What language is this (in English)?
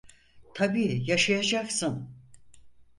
Turkish